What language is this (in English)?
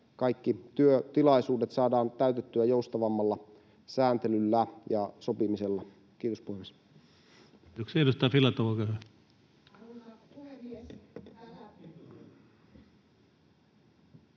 Finnish